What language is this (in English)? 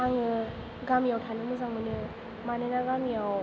Bodo